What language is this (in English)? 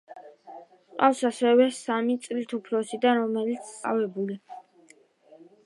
Georgian